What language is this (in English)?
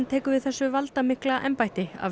Icelandic